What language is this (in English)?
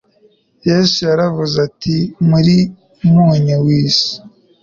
Kinyarwanda